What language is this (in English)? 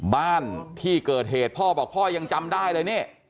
Thai